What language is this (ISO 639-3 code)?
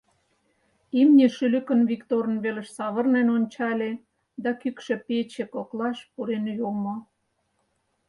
chm